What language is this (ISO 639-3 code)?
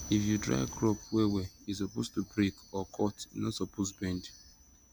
pcm